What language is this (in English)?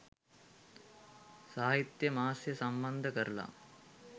Sinhala